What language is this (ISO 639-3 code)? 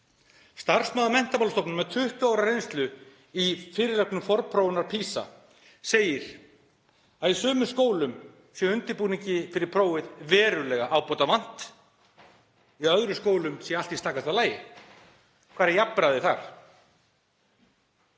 isl